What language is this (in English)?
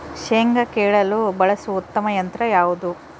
Kannada